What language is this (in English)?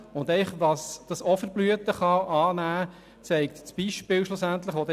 Swiss German